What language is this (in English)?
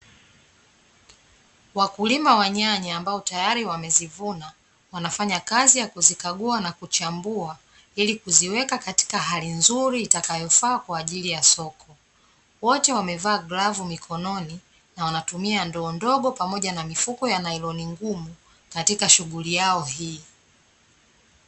Swahili